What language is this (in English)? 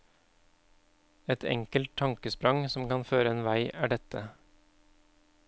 Norwegian